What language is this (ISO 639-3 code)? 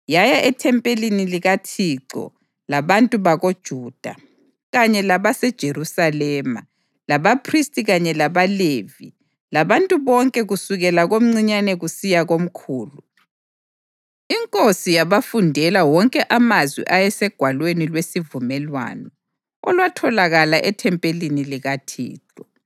nde